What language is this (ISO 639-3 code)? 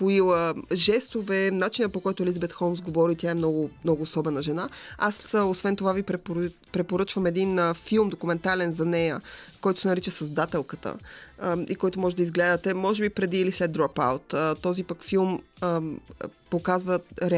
bul